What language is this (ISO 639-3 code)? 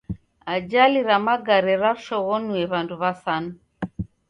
dav